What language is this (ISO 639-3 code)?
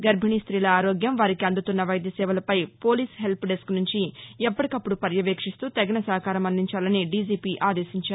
tel